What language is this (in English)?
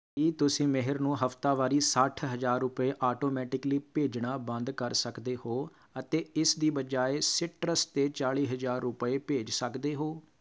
Punjabi